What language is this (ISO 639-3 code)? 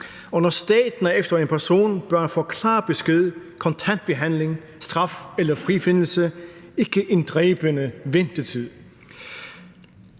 dan